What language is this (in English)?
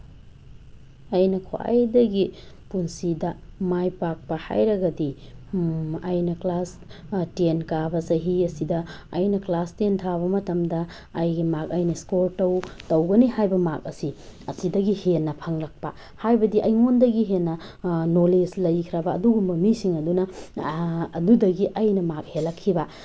Manipuri